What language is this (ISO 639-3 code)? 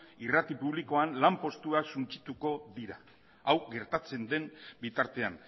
eus